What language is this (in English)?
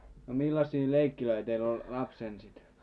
Finnish